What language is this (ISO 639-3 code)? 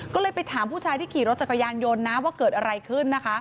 tha